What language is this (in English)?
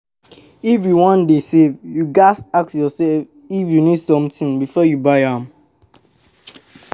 Nigerian Pidgin